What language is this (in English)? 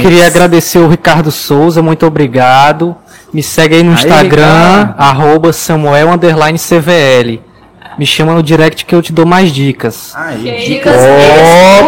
Portuguese